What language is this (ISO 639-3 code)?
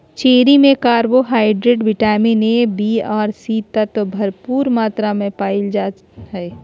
mag